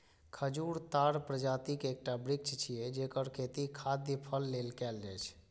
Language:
Maithili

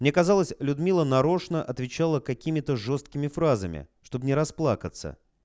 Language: Russian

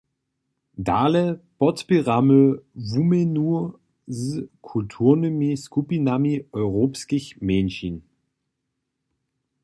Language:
Upper Sorbian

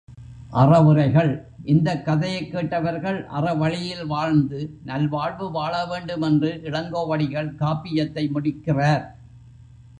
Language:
Tamil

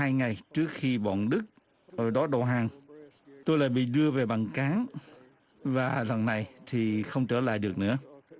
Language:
Vietnamese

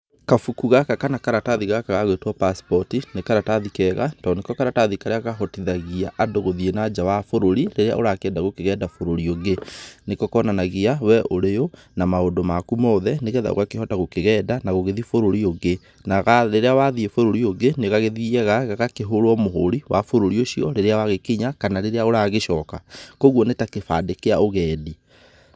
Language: Kikuyu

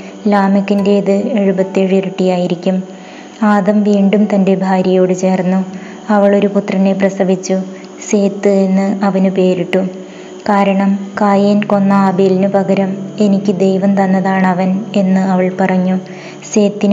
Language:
Malayalam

